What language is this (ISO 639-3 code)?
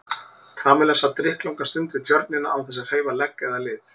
isl